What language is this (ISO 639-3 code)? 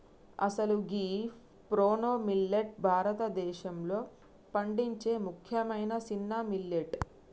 tel